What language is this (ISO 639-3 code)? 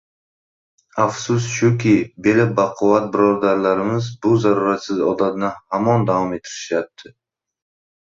uzb